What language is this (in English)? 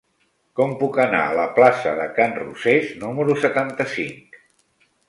Catalan